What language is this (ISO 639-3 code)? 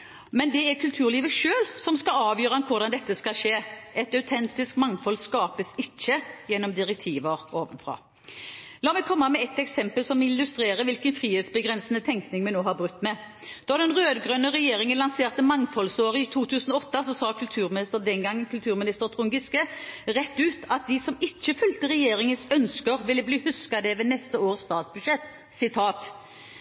nob